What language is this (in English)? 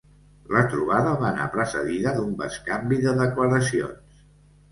Catalan